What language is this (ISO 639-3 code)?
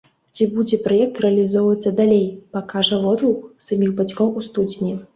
bel